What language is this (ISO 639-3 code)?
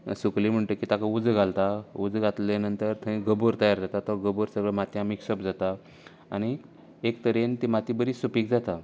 kok